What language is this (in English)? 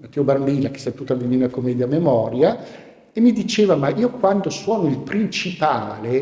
Italian